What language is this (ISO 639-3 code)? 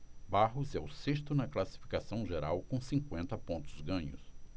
por